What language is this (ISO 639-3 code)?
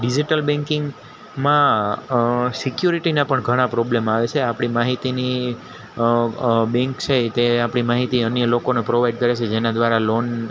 guj